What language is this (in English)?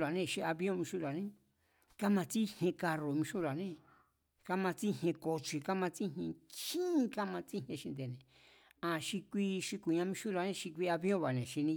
Mazatlán Mazatec